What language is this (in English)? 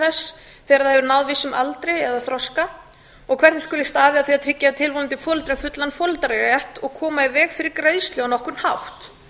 Icelandic